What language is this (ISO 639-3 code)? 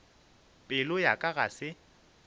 nso